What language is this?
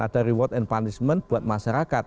Indonesian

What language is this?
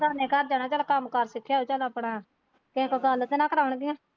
Punjabi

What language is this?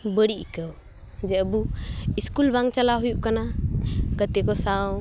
Santali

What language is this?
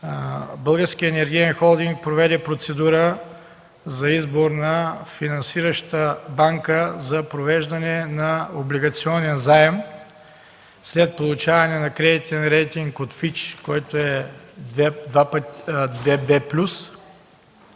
Bulgarian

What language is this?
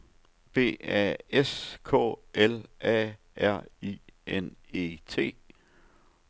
Danish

